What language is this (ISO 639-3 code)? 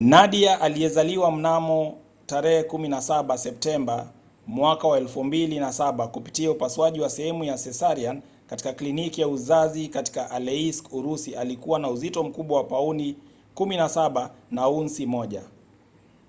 swa